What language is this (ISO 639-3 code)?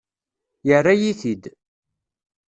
kab